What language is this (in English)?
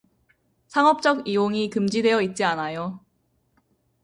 Korean